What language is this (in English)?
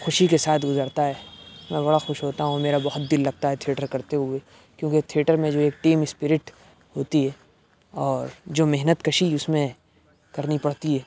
Urdu